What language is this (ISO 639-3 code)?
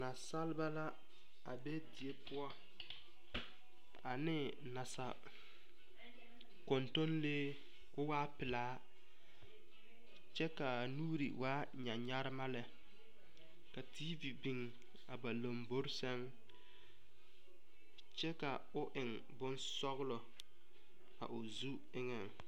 dga